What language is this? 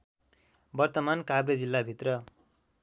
Nepali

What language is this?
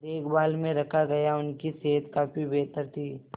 Hindi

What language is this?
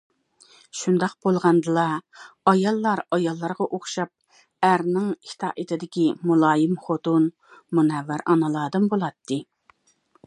Uyghur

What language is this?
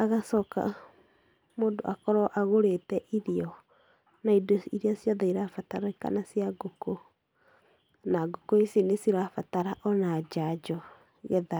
Kikuyu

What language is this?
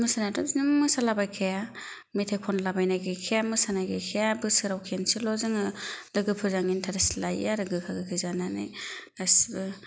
Bodo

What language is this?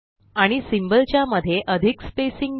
Marathi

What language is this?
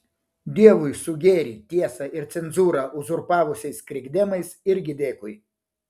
Lithuanian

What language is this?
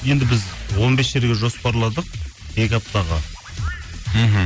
Kazakh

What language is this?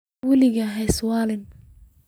Somali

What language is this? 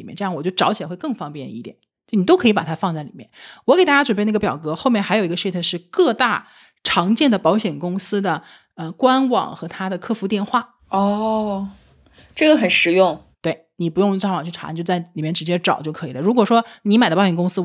Chinese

